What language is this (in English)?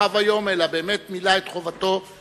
Hebrew